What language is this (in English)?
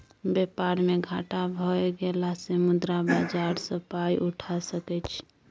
Maithili